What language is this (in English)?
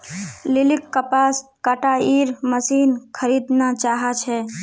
Magahi